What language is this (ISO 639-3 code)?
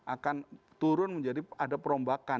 ind